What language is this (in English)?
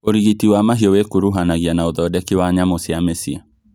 Kikuyu